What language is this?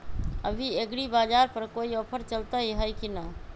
Magahi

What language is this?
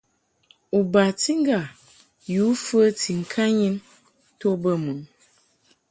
Mungaka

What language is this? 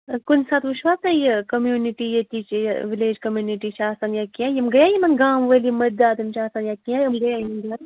Kashmiri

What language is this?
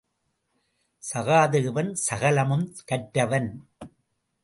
Tamil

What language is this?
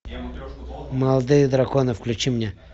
Russian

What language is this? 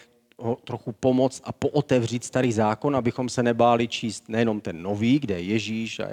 Czech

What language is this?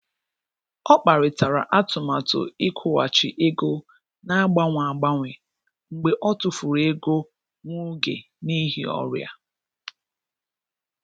Igbo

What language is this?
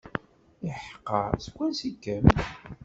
Kabyle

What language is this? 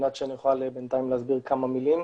Hebrew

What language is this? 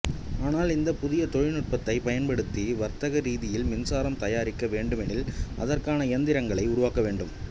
Tamil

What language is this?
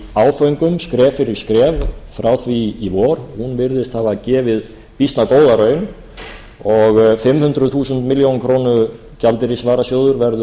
Icelandic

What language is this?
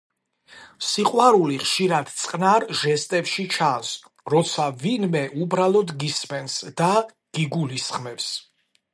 Georgian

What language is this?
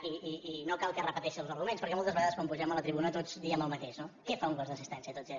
Catalan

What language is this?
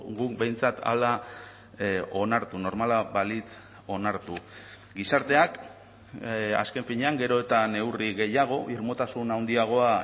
Basque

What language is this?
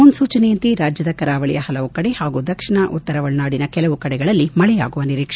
Kannada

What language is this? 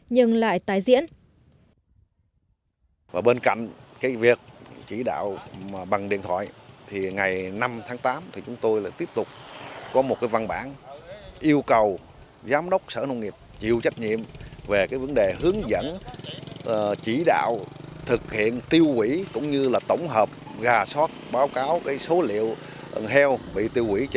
Vietnamese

